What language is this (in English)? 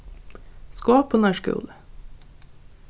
Faroese